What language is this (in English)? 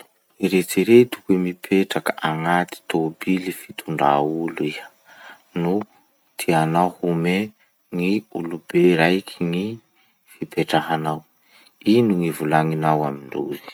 Masikoro Malagasy